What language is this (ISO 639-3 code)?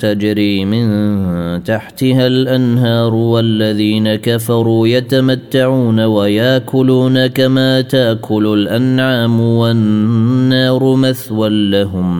ara